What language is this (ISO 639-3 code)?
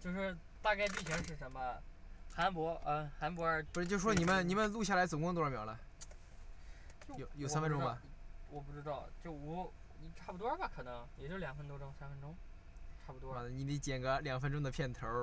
zho